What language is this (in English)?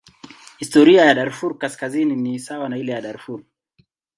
Swahili